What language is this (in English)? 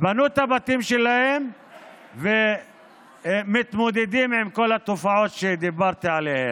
Hebrew